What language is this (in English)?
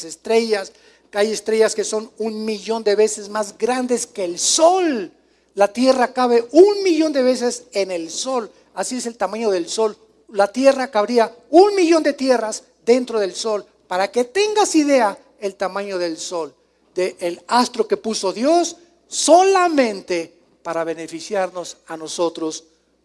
Spanish